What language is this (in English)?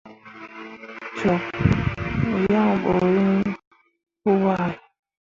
Mundang